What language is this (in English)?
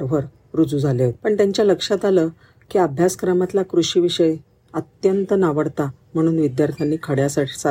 Marathi